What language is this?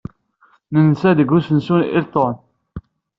Kabyle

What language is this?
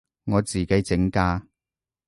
Cantonese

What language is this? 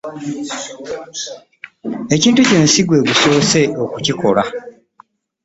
Ganda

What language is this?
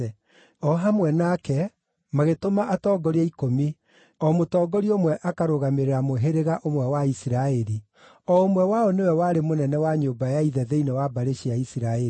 Kikuyu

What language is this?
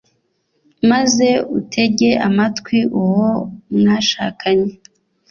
Kinyarwanda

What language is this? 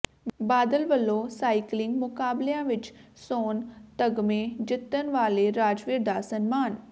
Punjabi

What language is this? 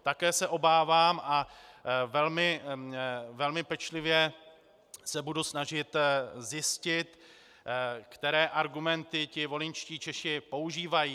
Czech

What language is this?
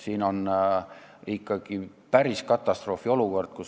Estonian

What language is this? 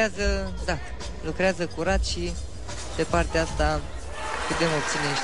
Romanian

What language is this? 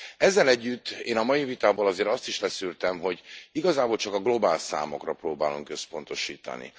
Hungarian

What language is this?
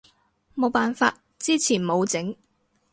Cantonese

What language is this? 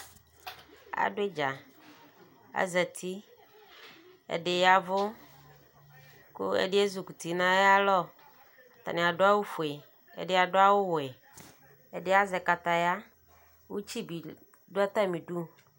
Ikposo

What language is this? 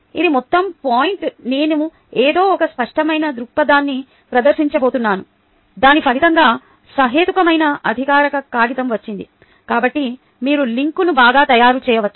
Telugu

